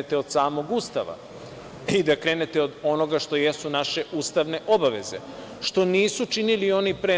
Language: Serbian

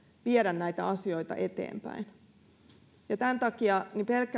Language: Finnish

